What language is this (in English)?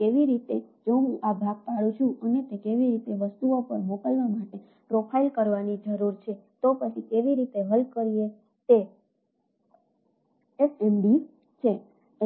Gujarati